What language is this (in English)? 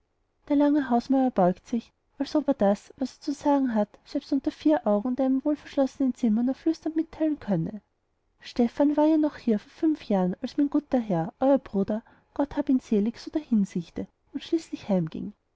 German